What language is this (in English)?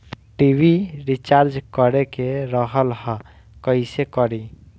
Bhojpuri